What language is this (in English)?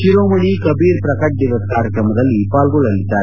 Kannada